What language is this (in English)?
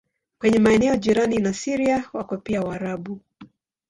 Swahili